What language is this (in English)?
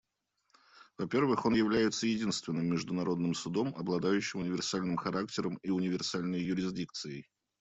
Russian